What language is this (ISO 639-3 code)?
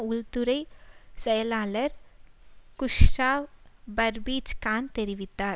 tam